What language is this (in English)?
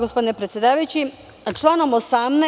Serbian